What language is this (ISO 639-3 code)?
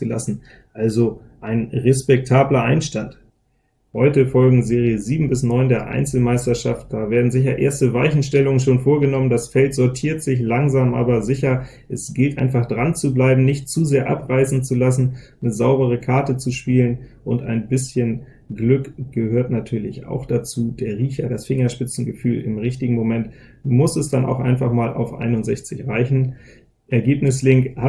deu